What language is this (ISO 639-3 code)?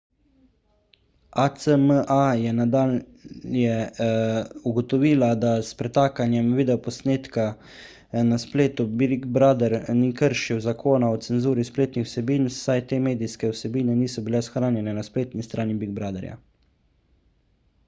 slv